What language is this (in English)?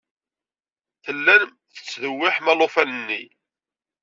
Kabyle